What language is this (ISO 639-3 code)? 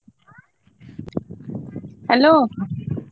ori